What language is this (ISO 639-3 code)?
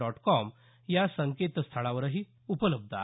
mar